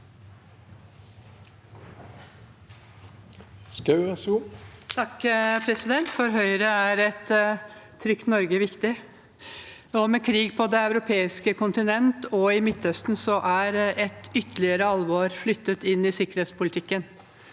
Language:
Norwegian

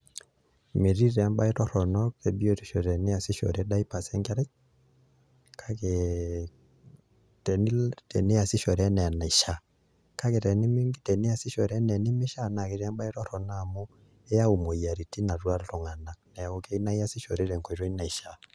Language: Masai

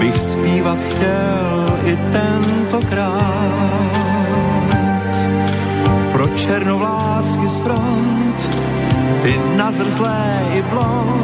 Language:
Slovak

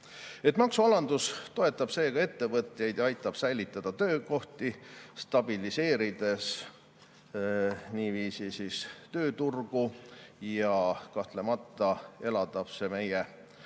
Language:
Estonian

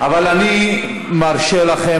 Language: Hebrew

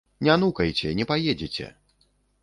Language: Belarusian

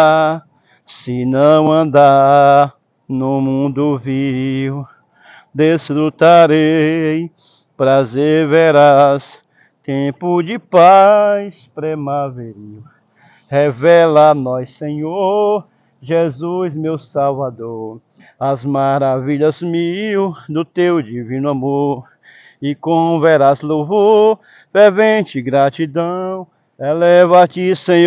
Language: Portuguese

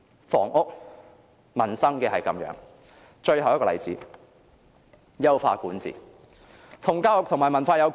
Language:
Cantonese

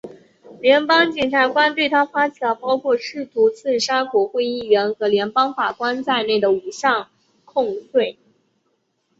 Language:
Chinese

